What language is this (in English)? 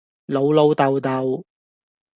Cantonese